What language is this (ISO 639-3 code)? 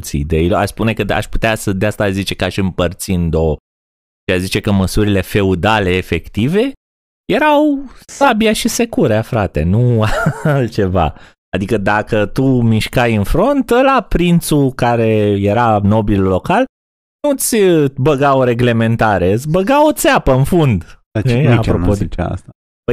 ron